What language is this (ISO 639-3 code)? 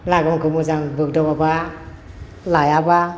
brx